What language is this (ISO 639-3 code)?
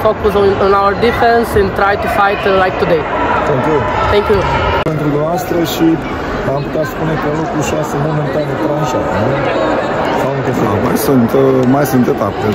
ron